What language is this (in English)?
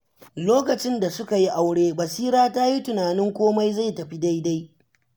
Hausa